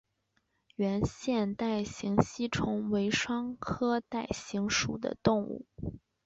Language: Chinese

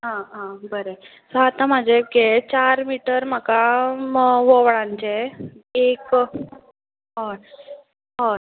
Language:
Konkani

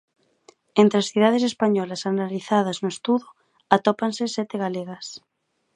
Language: Galician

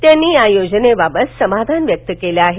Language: Marathi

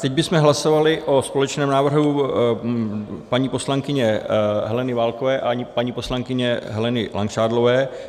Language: Czech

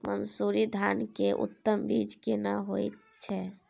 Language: Maithili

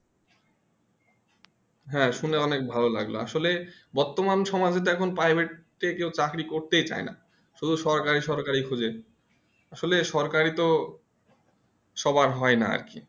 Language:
Bangla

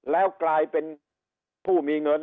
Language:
Thai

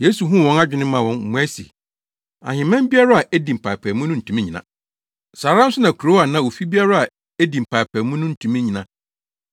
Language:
Akan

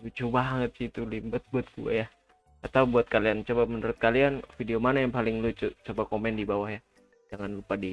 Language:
Indonesian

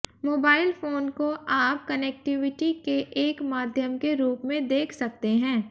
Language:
Hindi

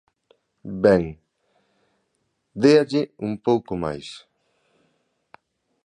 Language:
Galician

